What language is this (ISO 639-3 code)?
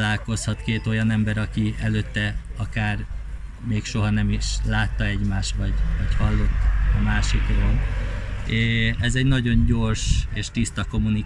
hun